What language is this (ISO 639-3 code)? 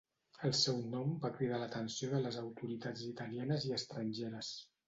cat